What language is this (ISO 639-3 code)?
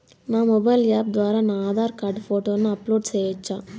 tel